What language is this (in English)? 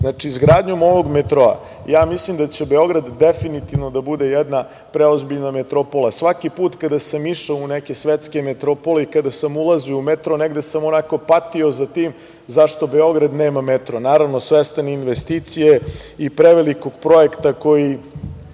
Serbian